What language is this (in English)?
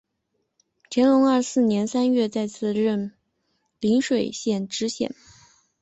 Chinese